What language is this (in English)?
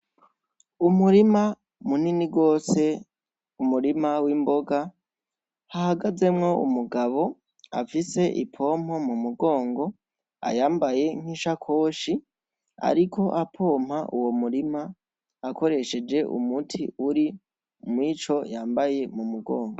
Rundi